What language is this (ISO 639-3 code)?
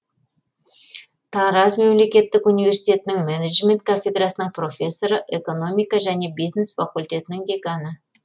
kaz